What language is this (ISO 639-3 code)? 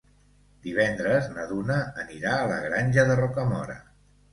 cat